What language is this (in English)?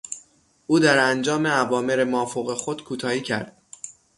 Persian